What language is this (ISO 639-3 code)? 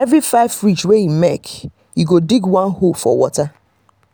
pcm